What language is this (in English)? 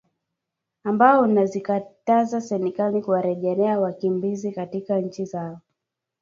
Swahili